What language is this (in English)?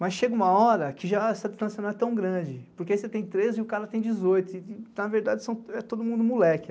Portuguese